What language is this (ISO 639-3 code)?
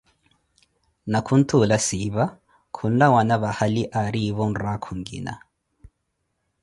eko